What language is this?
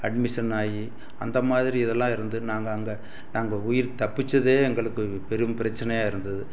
Tamil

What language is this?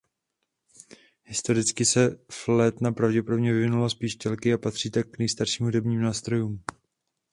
Czech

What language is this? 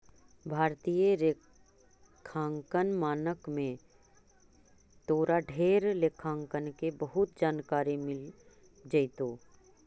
Magahi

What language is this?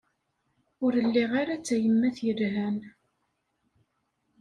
Kabyle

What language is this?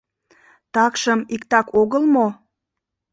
Mari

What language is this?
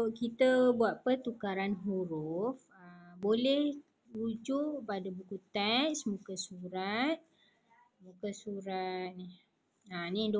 Malay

